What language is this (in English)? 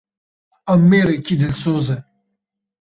Kurdish